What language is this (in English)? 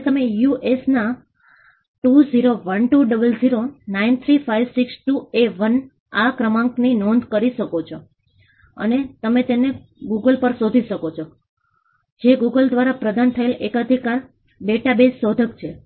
Gujarati